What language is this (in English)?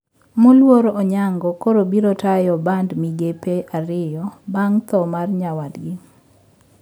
Luo (Kenya and Tanzania)